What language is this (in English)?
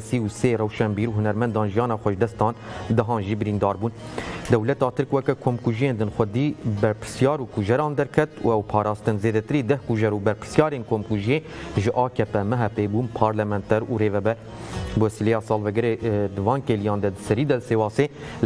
Turkish